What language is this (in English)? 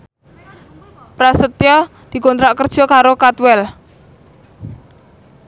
Javanese